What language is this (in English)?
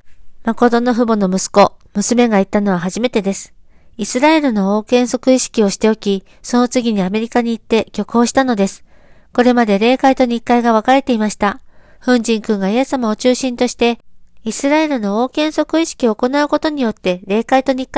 Japanese